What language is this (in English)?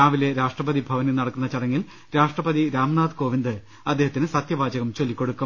Malayalam